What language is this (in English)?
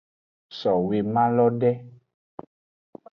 Aja (Benin)